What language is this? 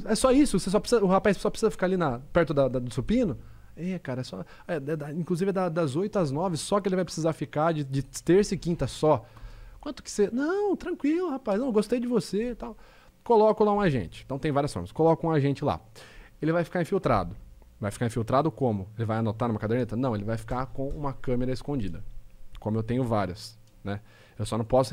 Portuguese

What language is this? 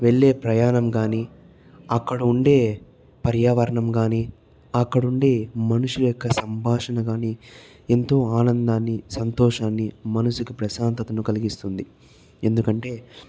Telugu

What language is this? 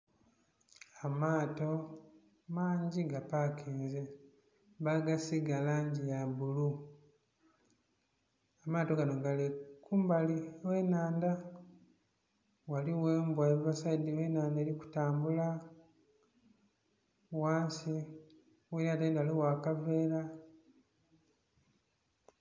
Soga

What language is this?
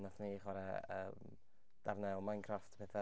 Welsh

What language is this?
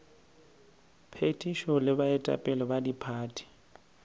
Northern Sotho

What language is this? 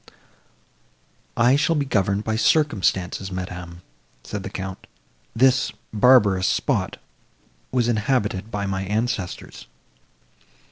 English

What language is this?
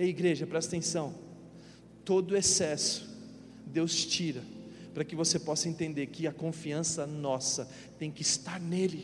Portuguese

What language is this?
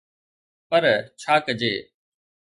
Sindhi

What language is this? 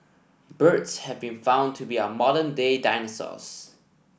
English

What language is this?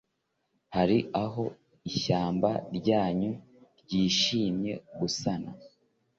Kinyarwanda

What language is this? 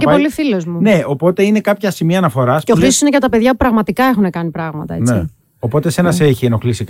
Greek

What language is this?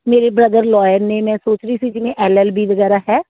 Punjabi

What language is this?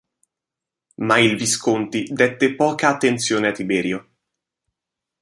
Italian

